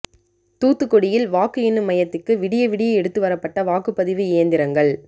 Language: Tamil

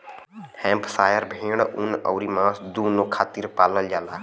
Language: Bhojpuri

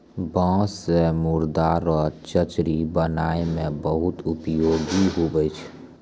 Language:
Maithili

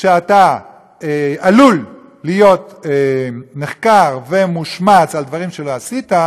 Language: Hebrew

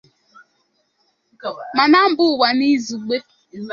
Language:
Igbo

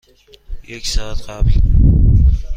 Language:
Persian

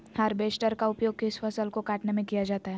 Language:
Magahi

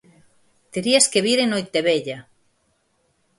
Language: Galician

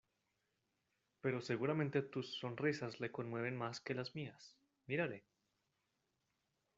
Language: Spanish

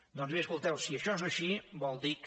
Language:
Catalan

